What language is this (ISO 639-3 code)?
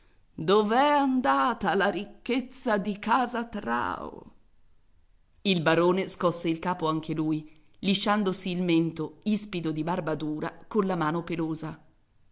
ita